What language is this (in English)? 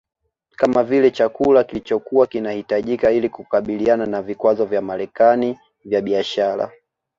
Swahili